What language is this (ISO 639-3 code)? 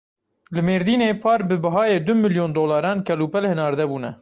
kur